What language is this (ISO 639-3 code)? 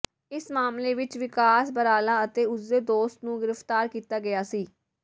pan